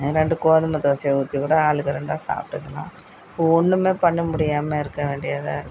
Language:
Tamil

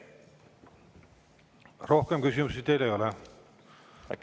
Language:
Estonian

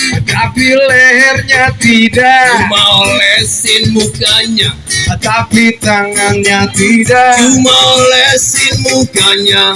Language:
Indonesian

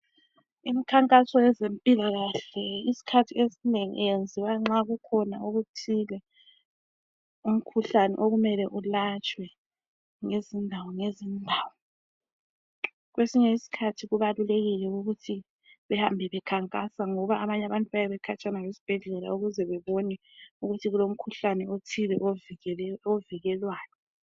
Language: North Ndebele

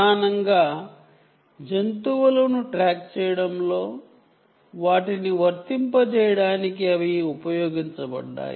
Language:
Telugu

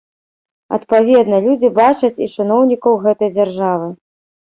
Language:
Belarusian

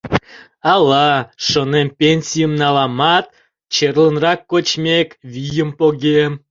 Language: Mari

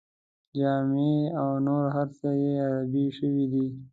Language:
Pashto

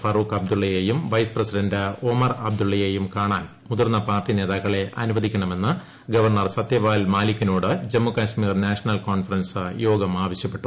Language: Malayalam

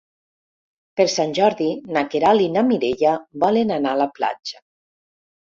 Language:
Catalan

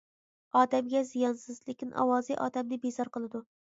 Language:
Uyghur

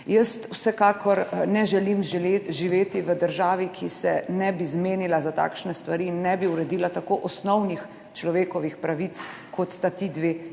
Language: Slovenian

